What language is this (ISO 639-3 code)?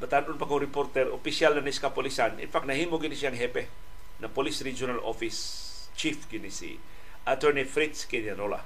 fil